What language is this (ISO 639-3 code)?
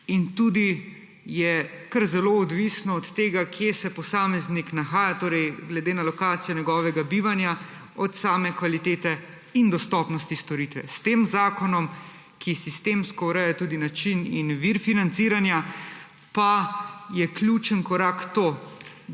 slv